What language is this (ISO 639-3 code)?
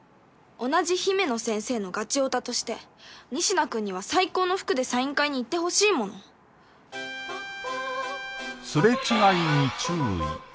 jpn